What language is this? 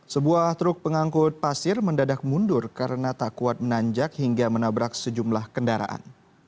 Indonesian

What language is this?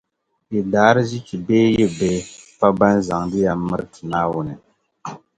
Dagbani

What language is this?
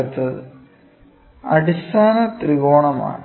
Malayalam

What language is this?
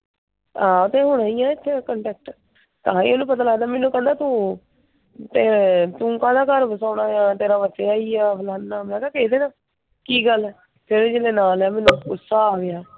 Punjabi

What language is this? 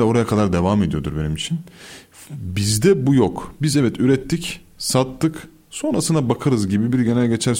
Turkish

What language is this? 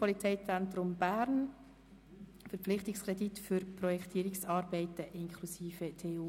Swiss German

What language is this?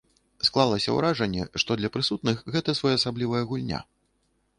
Belarusian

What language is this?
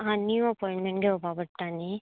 Konkani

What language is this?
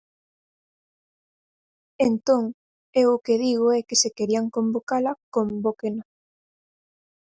Galician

